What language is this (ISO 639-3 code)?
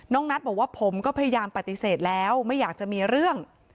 tha